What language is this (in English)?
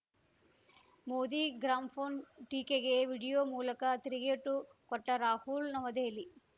Kannada